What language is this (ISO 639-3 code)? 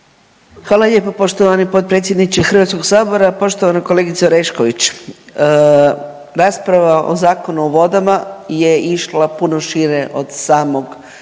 hrv